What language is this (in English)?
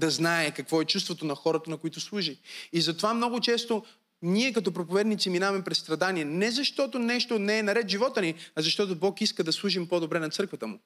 Bulgarian